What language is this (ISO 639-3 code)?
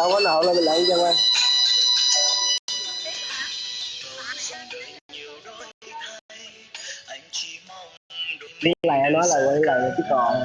vie